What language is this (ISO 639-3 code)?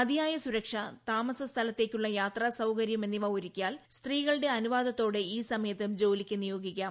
mal